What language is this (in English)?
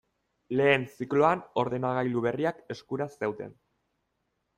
Basque